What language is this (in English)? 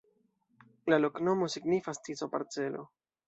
Esperanto